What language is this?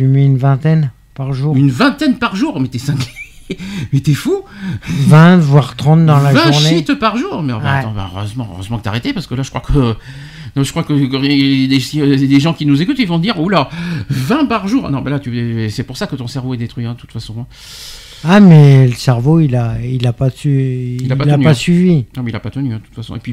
French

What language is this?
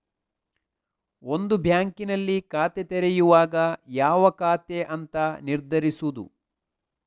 Kannada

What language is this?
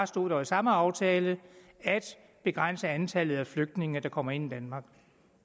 Danish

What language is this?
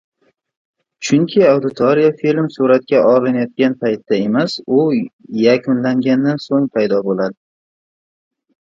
Uzbek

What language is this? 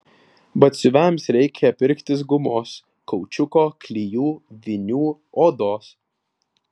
Lithuanian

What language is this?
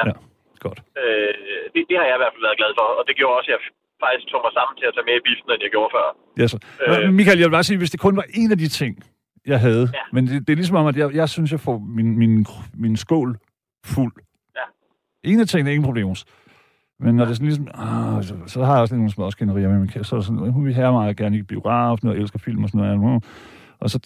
Danish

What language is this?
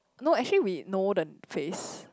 English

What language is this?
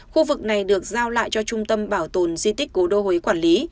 Vietnamese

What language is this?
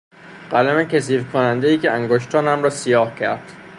Persian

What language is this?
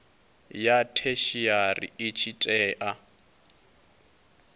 Venda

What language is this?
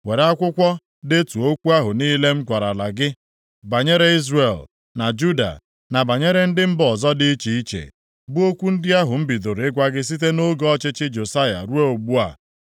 Igbo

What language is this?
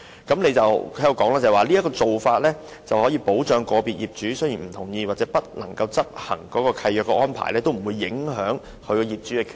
Cantonese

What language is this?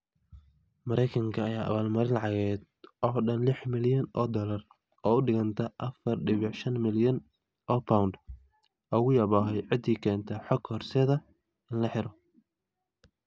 Somali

